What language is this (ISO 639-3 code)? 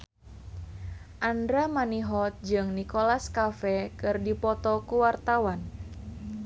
sun